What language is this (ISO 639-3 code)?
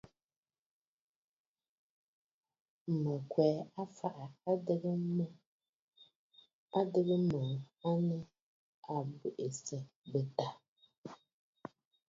bfd